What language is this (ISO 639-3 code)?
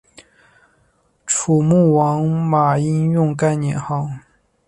zho